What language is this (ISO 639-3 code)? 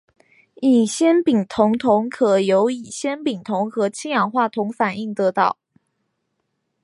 zho